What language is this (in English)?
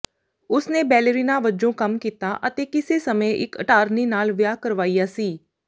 Punjabi